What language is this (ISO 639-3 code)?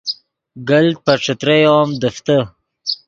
ydg